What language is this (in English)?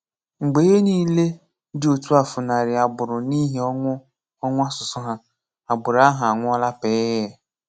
Igbo